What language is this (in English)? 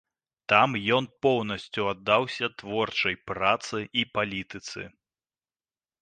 Belarusian